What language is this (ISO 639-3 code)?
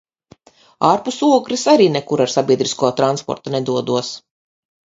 lav